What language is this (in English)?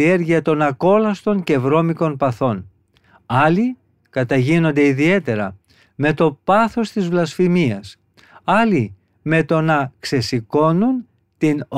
Greek